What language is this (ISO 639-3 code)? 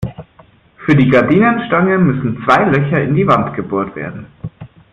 deu